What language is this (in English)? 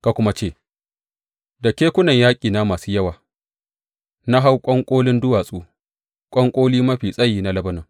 Hausa